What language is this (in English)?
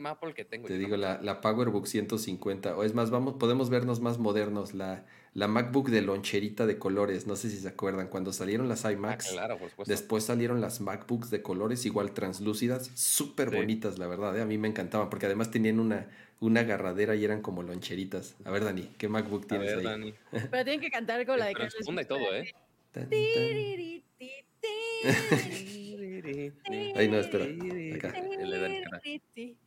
Spanish